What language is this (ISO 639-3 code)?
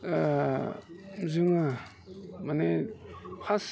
brx